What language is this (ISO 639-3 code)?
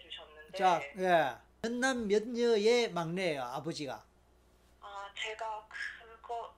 kor